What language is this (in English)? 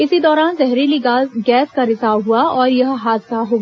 Hindi